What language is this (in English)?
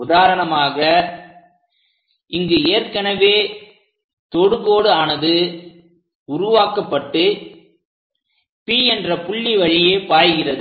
Tamil